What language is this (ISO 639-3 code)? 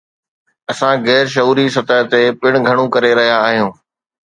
snd